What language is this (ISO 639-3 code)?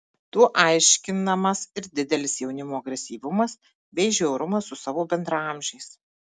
lit